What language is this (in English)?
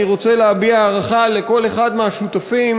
Hebrew